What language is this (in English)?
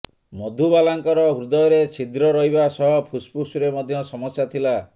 Odia